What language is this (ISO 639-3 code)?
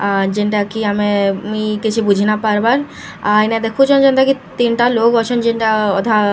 spv